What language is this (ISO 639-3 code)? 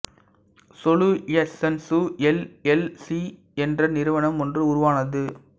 tam